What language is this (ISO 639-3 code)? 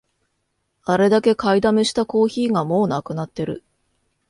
jpn